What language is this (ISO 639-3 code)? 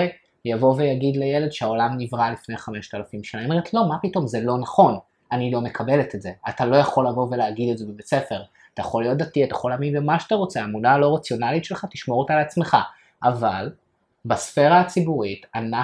heb